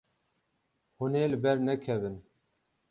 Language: Kurdish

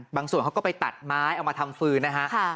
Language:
Thai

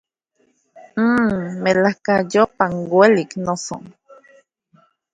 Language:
Central Puebla Nahuatl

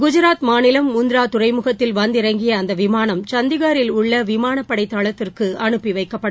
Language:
Tamil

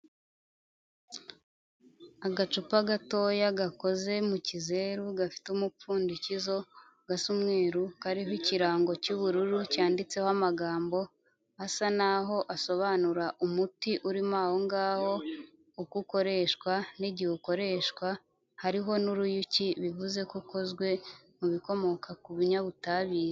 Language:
Kinyarwanda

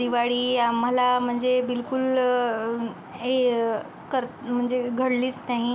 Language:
Marathi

